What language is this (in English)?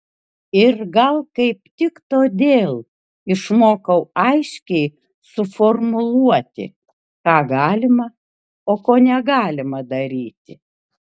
Lithuanian